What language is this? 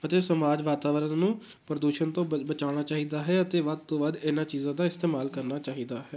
Punjabi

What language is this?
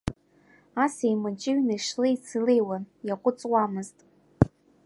Abkhazian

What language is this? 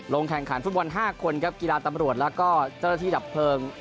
Thai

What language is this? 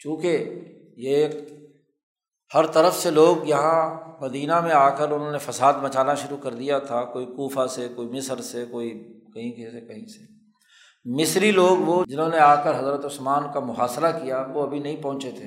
Urdu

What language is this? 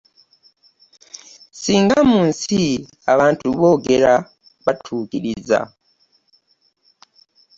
Ganda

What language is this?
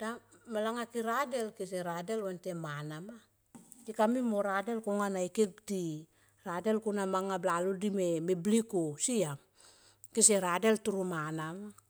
Tomoip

